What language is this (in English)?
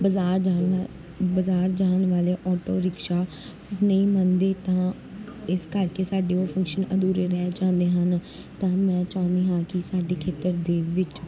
Punjabi